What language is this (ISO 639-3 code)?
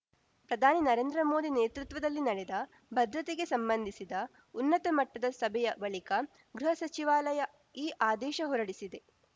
kan